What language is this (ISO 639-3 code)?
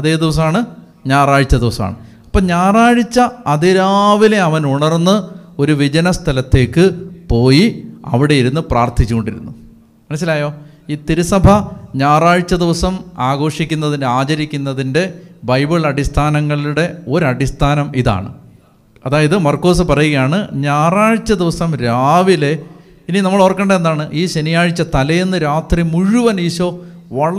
mal